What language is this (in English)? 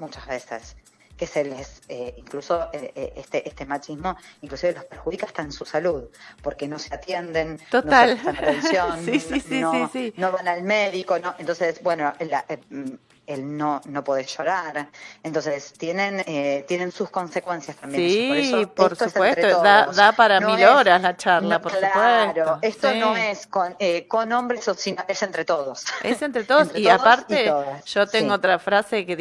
Spanish